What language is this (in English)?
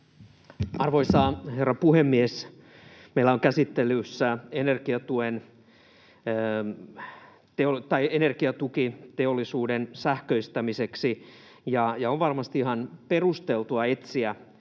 Finnish